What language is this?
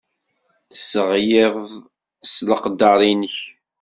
Kabyle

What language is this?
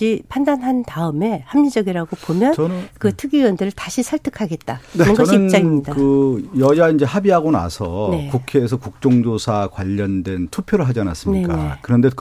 Korean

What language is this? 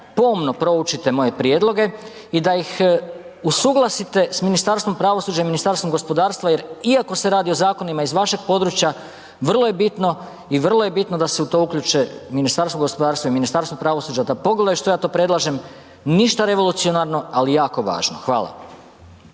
Croatian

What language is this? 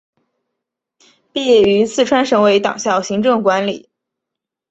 Chinese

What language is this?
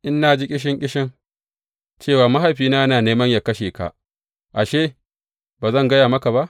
Hausa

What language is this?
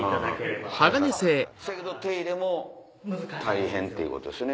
Japanese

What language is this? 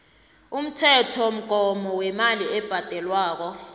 South Ndebele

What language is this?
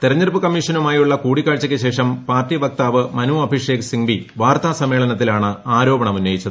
Malayalam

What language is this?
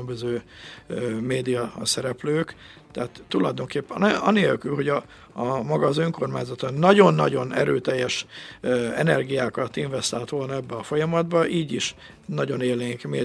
Hungarian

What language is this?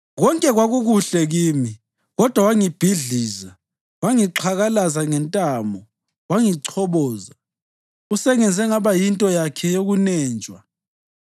North Ndebele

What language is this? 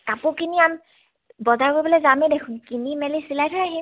Assamese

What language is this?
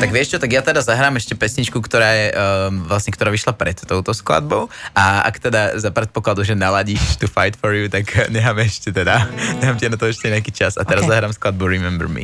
Slovak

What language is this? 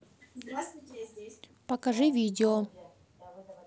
Russian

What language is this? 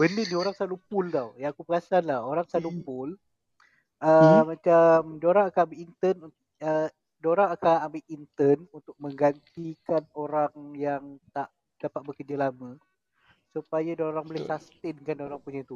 Malay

